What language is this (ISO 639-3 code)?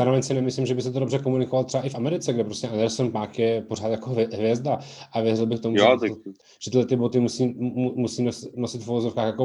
ces